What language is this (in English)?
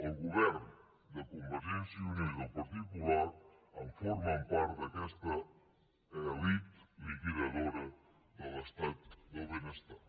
Catalan